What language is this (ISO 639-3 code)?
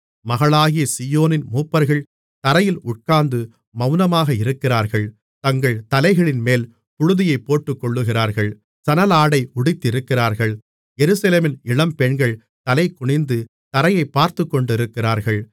tam